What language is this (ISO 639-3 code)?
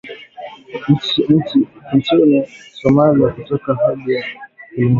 swa